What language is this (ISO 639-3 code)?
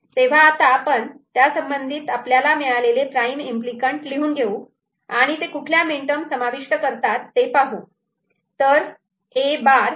mar